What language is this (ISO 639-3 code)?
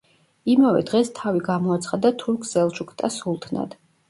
kat